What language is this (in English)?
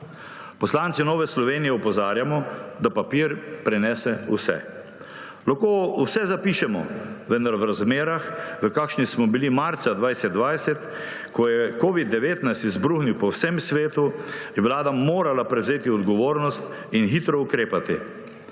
Slovenian